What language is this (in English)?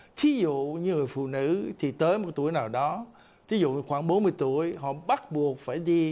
Vietnamese